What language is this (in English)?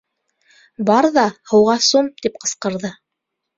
Bashkir